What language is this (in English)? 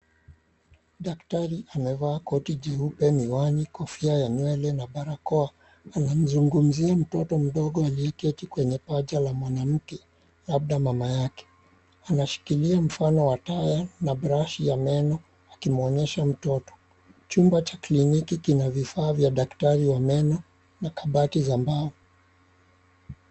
Swahili